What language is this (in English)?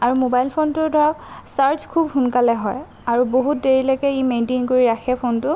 Assamese